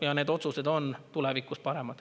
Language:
Estonian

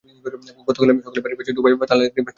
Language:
Bangla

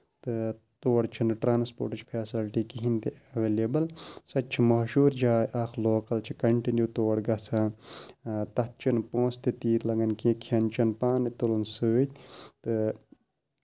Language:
Kashmiri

